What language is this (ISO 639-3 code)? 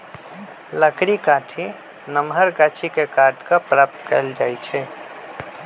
mag